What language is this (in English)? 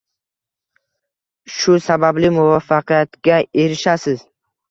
Uzbek